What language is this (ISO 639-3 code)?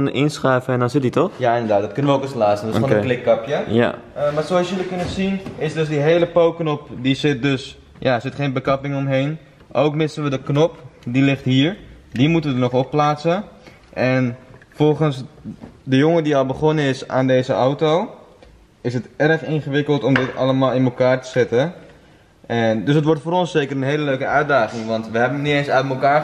nld